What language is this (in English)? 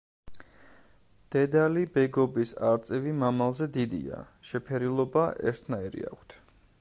Georgian